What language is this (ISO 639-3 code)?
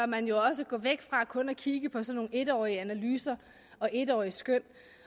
dan